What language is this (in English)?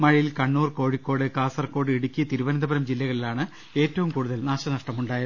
Malayalam